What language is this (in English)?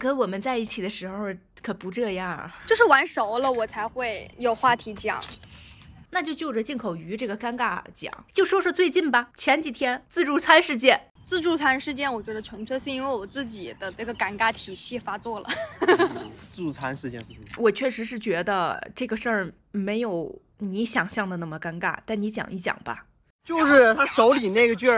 Chinese